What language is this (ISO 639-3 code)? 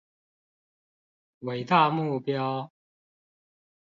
zho